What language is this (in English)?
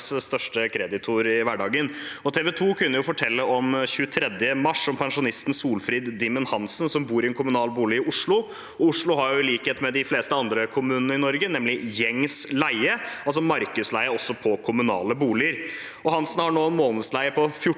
Norwegian